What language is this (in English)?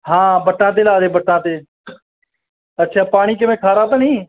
Punjabi